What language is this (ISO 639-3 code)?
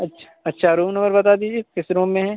urd